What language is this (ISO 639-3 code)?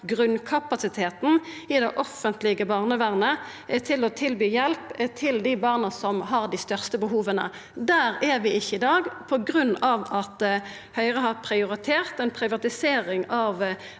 nor